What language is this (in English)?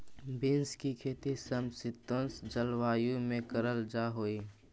Magahi